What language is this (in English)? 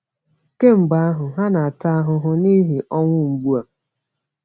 Igbo